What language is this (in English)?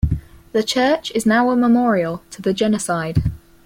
English